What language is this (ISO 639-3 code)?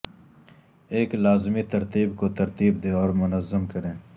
urd